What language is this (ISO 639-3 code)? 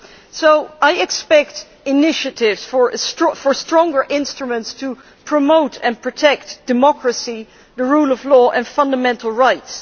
eng